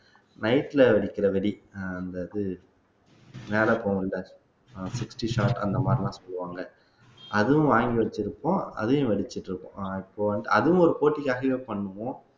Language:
Tamil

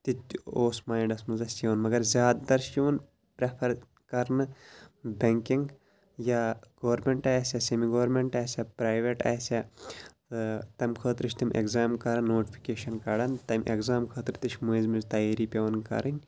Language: Kashmiri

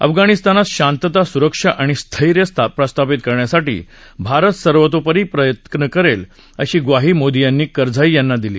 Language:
Marathi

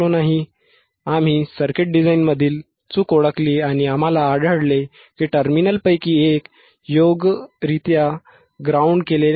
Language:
Marathi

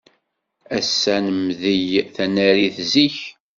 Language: Kabyle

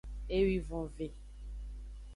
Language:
Aja (Benin)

